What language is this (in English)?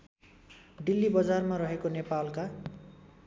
Nepali